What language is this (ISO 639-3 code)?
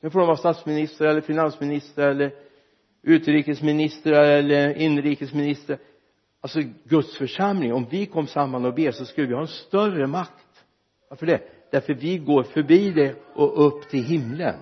swe